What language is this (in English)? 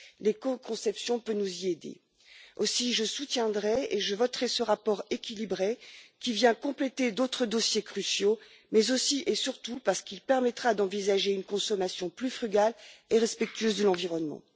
French